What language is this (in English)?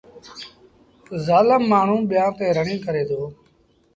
Sindhi Bhil